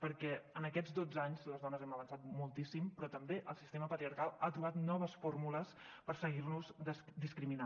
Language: Catalan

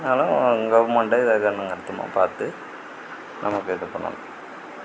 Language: Tamil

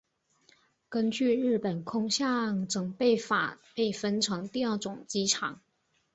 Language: Chinese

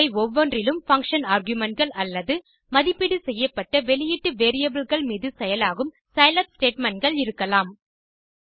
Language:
Tamil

